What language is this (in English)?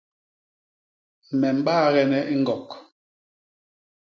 Basaa